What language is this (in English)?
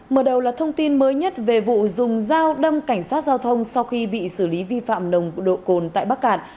Vietnamese